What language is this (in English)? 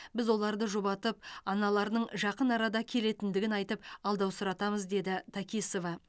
Kazakh